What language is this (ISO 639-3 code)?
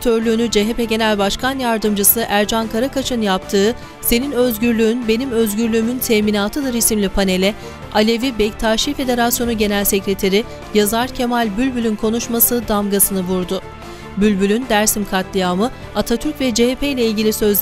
tur